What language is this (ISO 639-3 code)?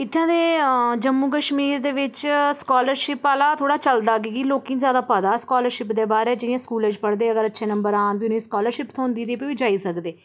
doi